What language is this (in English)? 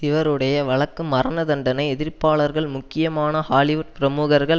Tamil